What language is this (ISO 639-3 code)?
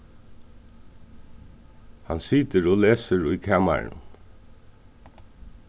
fao